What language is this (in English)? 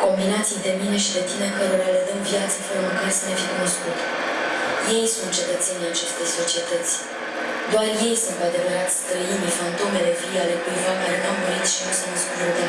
Romanian